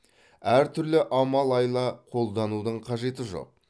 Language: Kazakh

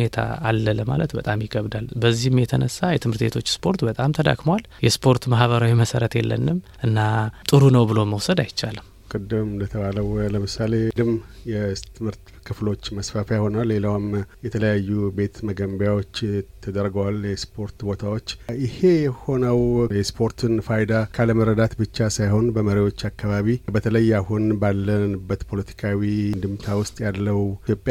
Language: Amharic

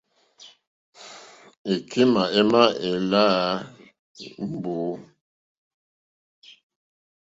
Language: Mokpwe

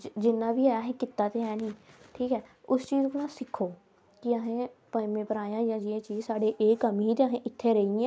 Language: Dogri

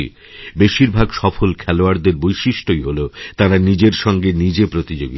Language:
Bangla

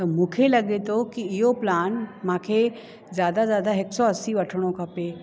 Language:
Sindhi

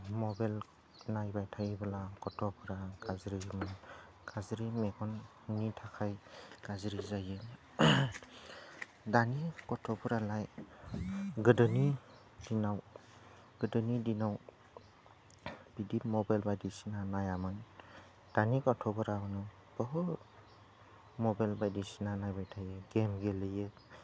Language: Bodo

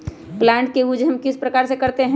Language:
Magahi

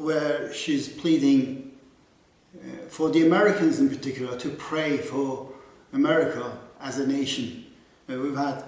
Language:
English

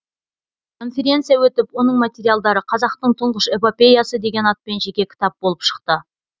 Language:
Kazakh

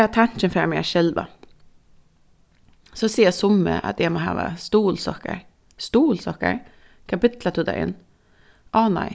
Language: Faroese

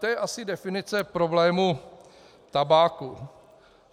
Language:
Czech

